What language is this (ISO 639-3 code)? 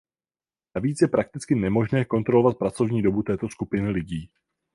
ces